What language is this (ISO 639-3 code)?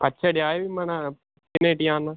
tel